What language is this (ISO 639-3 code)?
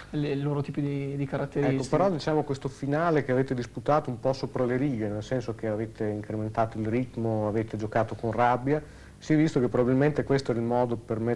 ita